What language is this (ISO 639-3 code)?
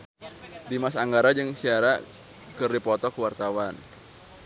sun